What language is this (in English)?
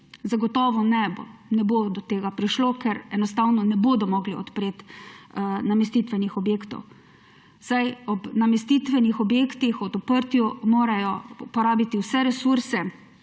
Slovenian